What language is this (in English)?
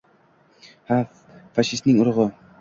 Uzbek